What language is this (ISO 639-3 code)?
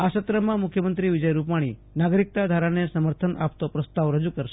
guj